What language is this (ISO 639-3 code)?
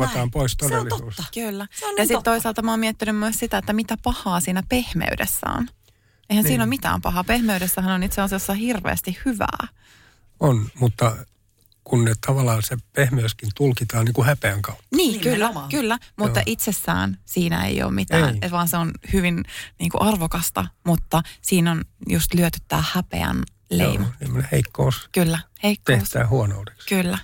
fin